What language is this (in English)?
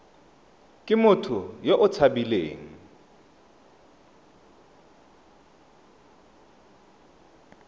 Tswana